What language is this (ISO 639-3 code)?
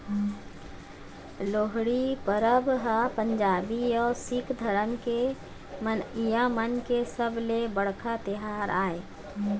hne